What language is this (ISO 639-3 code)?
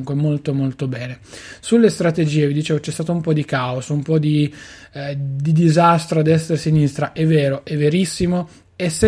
ita